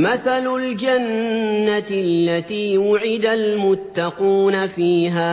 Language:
Arabic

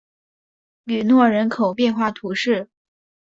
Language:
Chinese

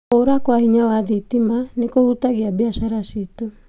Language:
Kikuyu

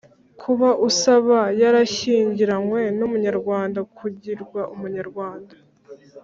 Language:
Kinyarwanda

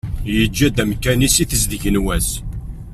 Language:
Kabyle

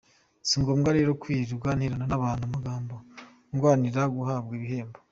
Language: Kinyarwanda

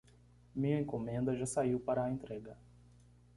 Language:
Portuguese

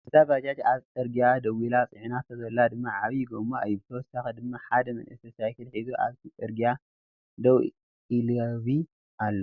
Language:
Tigrinya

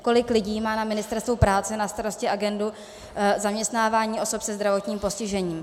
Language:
Czech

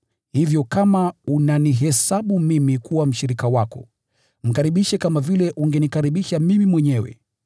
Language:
Swahili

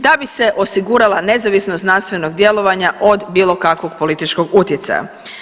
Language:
Croatian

